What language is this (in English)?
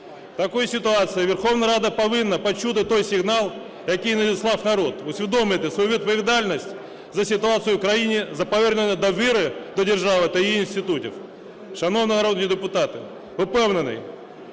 Ukrainian